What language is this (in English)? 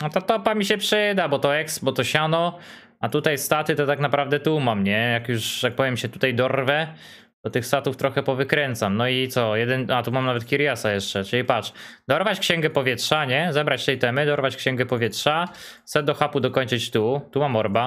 Polish